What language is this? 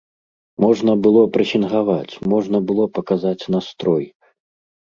Belarusian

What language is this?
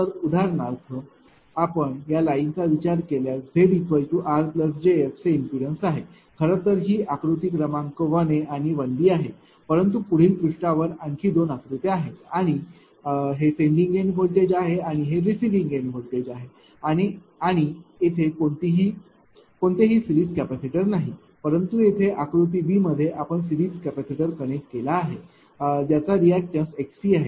Marathi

